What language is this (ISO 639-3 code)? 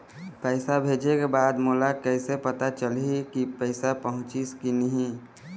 hne